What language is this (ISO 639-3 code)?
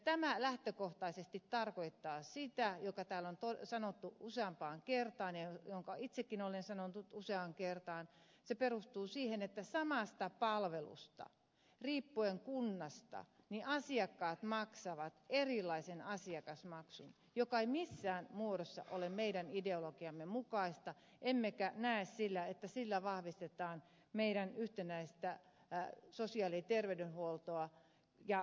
fin